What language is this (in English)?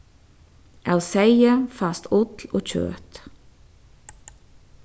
Faroese